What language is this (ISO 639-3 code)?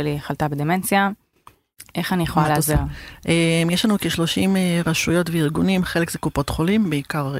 heb